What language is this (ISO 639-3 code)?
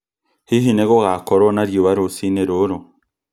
kik